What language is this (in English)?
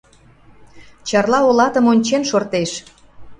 Mari